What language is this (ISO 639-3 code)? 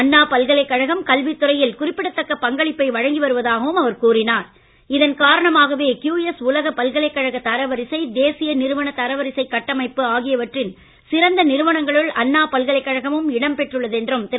tam